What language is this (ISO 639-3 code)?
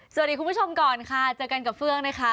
tha